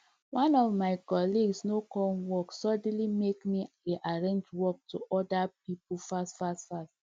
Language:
Nigerian Pidgin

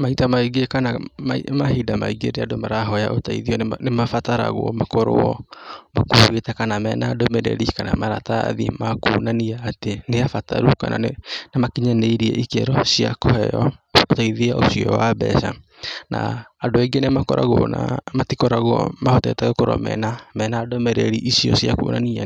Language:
Kikuyu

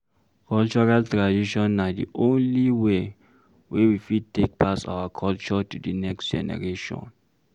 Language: Nigerian Pidgin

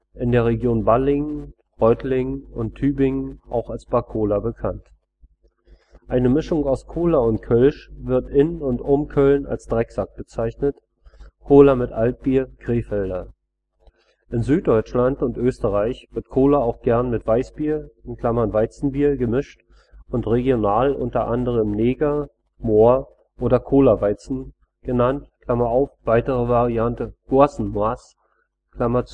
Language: German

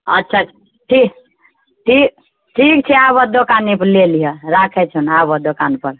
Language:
Maithili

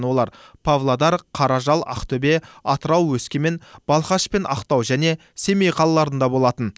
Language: Kazakh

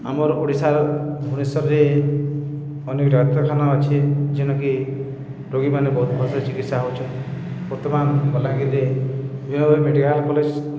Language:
Odia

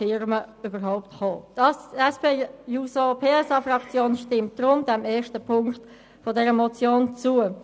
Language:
Swiss German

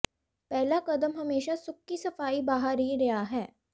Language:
Punjabi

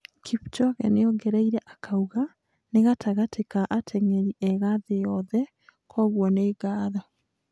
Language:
Kikuyu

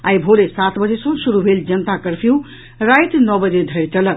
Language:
Maithili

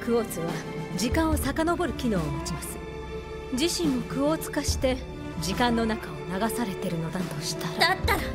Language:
Japanese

